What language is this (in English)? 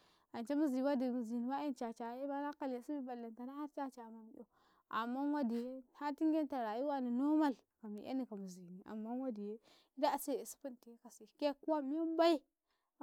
Karekare